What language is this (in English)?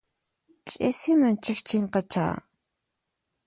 Puno Quechua